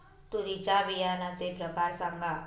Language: Marathi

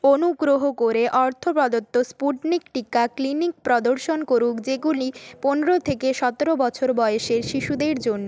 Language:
Bangla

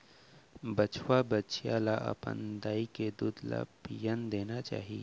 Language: Chhattisgarhi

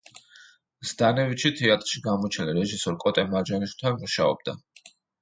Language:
Georgian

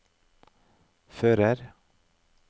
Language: Norwegian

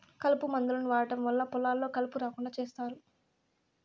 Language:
Telugu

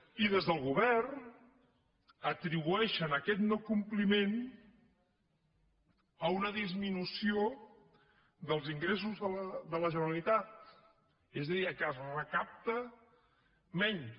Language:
Catalan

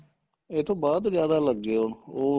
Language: Punjabi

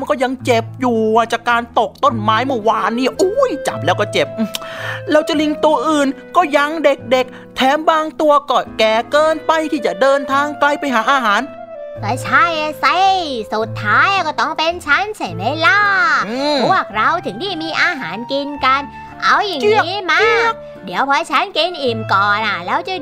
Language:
Thai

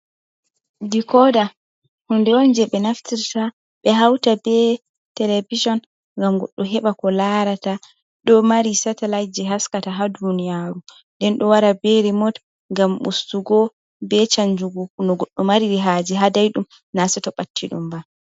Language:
Fula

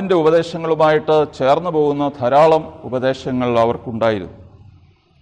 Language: Malayalam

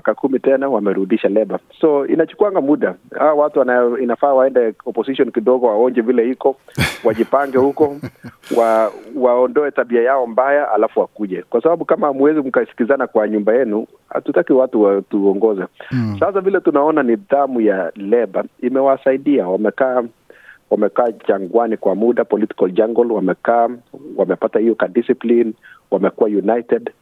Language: Swahili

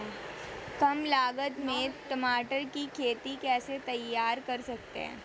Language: Hindi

